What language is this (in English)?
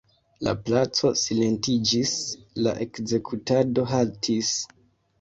Esperanto